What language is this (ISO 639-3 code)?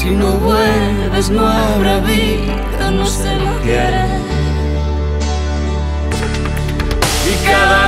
spa